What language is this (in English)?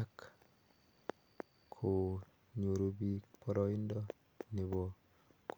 Kalenjin